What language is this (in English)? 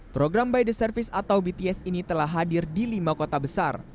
Indonesian